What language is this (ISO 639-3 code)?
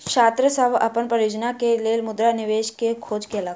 mai